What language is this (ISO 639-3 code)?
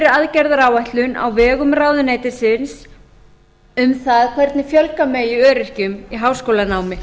isl